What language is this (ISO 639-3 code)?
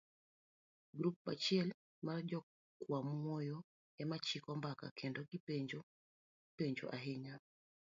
luo